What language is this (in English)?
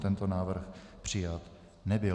Czech